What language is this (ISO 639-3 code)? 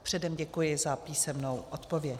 ces